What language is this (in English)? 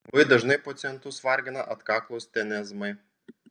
Lithuanian